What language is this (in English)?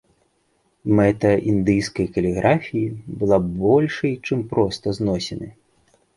Belarusian